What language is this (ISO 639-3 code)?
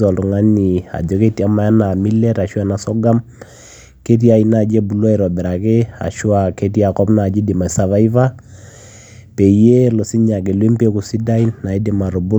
mas